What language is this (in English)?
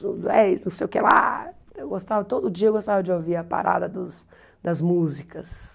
Portuguese